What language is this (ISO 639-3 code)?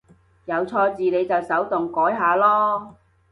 yue